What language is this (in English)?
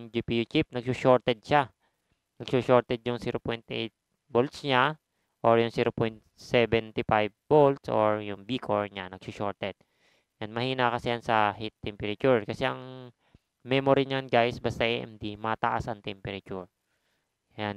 Filipino